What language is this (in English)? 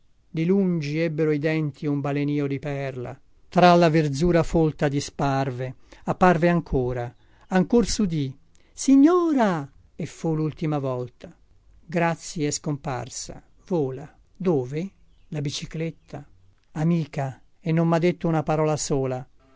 Italian